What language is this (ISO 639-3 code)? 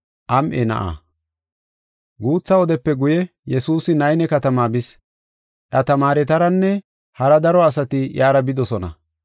gof